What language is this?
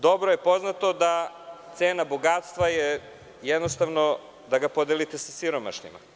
Serbian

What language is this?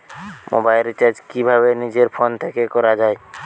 Bangla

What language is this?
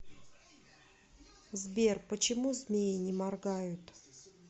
Russian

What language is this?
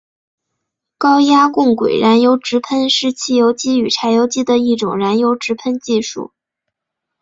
Chinese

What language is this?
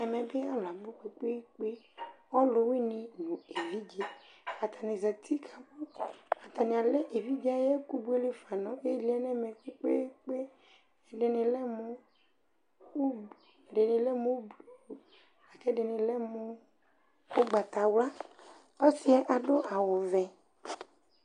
Ikposo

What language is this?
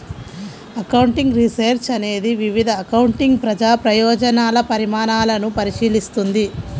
Telugu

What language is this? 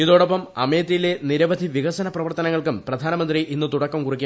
Malayalam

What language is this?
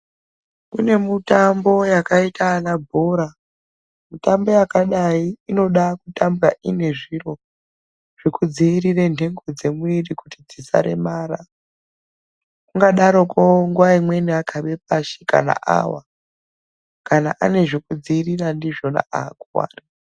Ndau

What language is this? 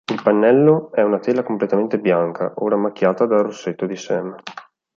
Italian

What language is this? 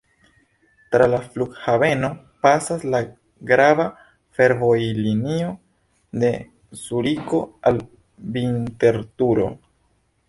Esperanto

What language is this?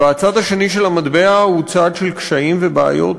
Hebrew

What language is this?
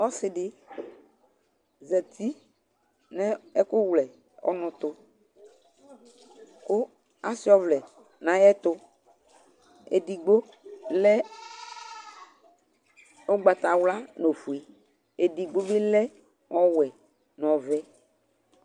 Ikposo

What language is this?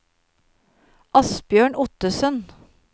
Norwegian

